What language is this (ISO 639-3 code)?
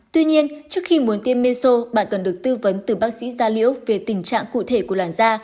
vie